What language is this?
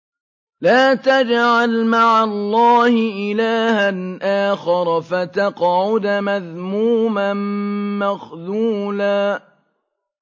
Arabic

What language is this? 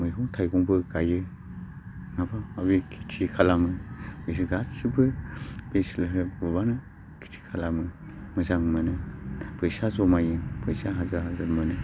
Bodo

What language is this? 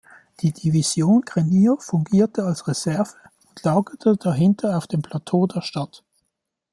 German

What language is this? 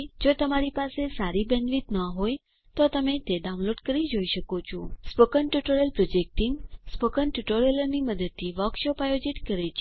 Gujarati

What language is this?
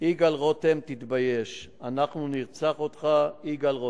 Hebrew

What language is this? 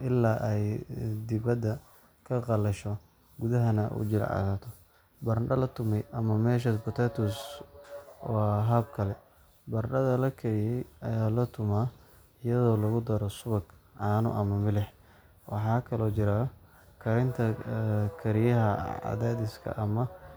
Somali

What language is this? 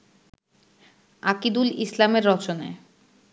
Bangla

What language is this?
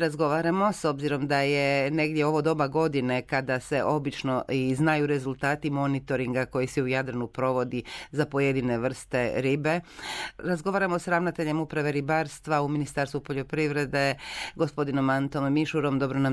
Croatian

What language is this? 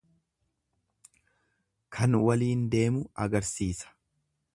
Oromo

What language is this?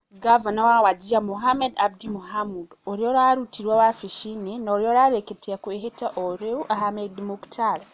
Kikuyu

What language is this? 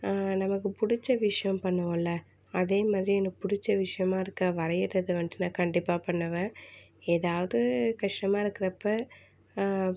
Tamil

